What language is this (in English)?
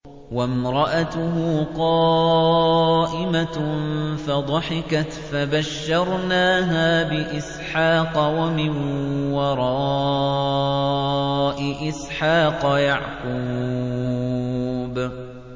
Arabic